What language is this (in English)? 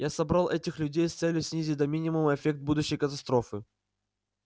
Russian